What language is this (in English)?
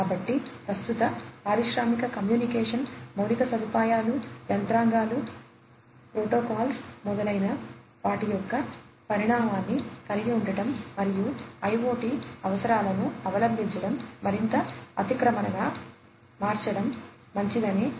Telugu